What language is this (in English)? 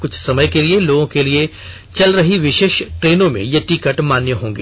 Hindi